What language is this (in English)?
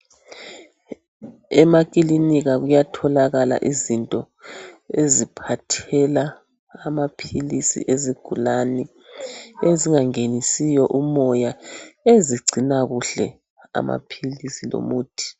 North Ndebele